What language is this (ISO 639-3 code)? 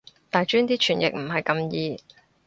yue